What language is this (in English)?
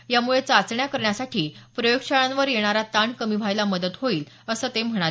Marathi